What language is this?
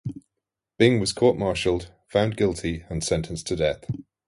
English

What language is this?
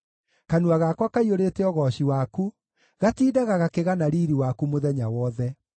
Kikuyu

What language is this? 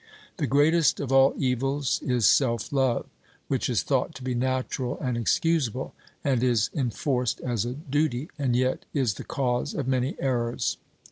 English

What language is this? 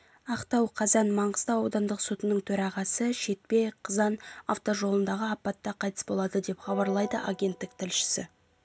Kazakh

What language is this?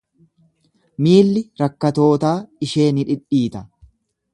Oromo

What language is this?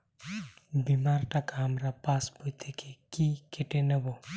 Bangla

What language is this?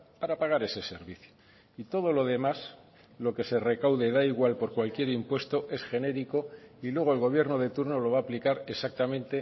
Spanish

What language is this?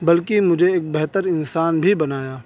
Urdu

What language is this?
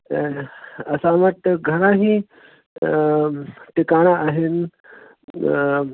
Sindhi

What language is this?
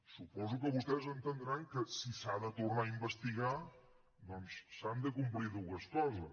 Catalan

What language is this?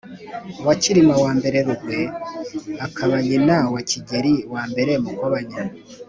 Kinyarwanda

